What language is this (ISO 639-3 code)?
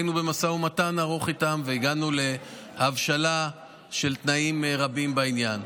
heb